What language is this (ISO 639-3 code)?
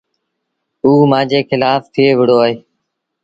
sbn